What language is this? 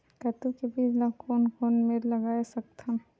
Chhattisgarhi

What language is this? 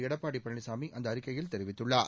Tamil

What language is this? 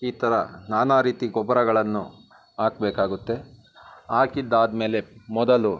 Kannada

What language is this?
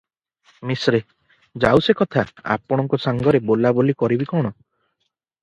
Odia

